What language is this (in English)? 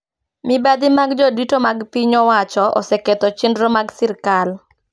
Luo (Kenya and Tanzania)